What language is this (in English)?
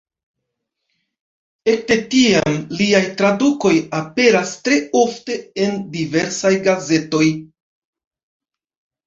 Esperanto